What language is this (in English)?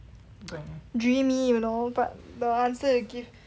English